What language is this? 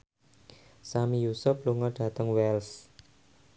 Javanese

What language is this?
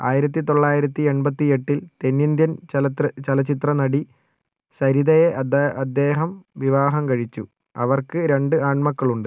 Malayalam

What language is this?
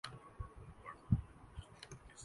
Urdu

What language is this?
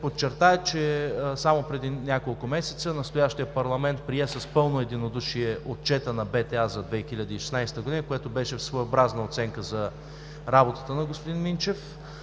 Bulgarian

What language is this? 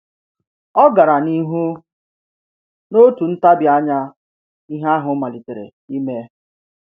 Igbo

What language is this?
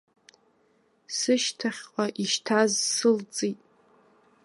Abkhazian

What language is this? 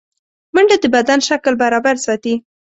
Pashto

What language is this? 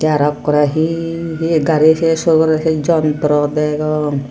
Chakma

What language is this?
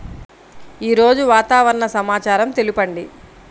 Telugu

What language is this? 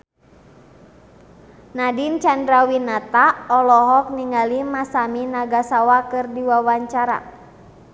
Sundanese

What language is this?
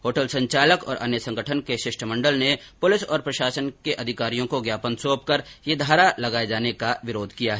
Hindi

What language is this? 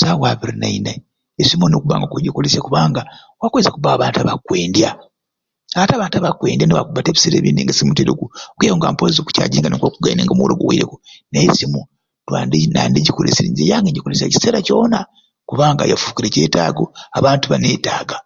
Ruuli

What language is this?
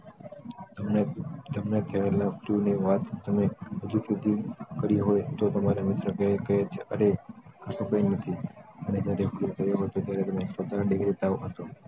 Gujarati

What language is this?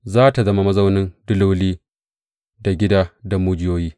Hausa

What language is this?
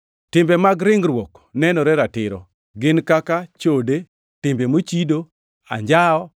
Luo (Kenya and Tanzania)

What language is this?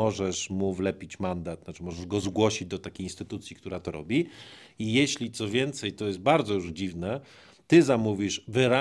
Polish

